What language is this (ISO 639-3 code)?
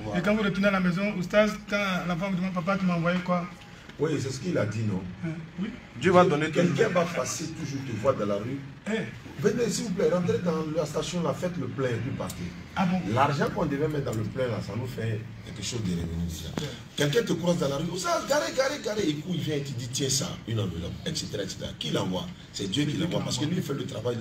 fra